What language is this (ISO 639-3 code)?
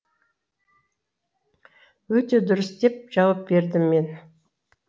kaz